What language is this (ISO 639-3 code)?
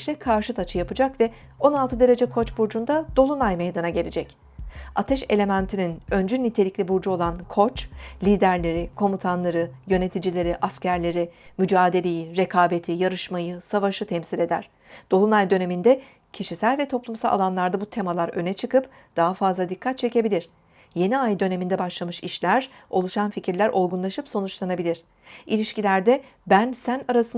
tur